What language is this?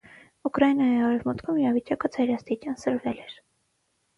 Armenian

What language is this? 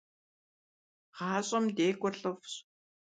Kabardian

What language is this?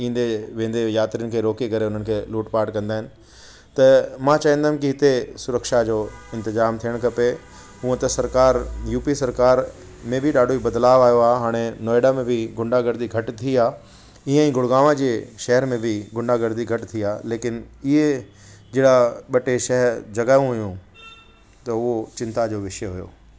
Sindhi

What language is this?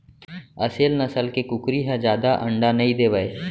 Chhattisgarhi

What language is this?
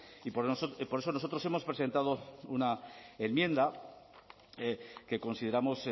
Spanish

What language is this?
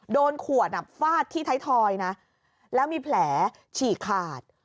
Thai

